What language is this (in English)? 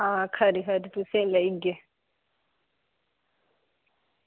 Dogri